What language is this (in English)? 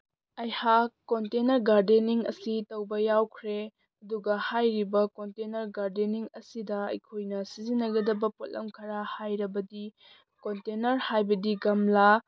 Manipuri